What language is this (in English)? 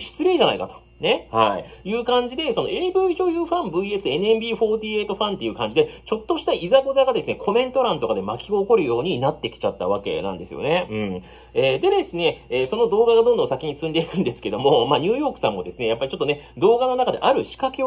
Japanese